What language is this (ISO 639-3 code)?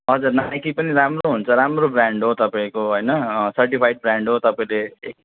nep